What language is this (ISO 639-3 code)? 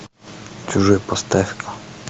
rus